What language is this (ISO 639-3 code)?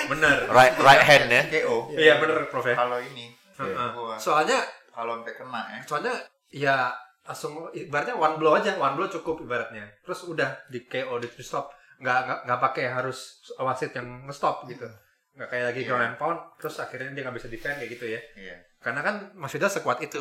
ind